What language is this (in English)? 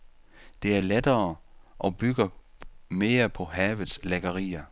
Danish